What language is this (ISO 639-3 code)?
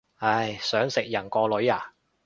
yue